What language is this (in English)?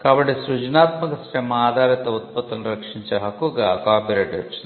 Telugu